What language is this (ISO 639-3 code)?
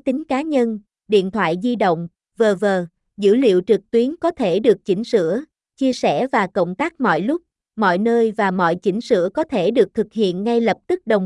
vie